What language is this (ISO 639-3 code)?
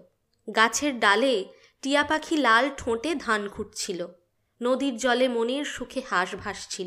ben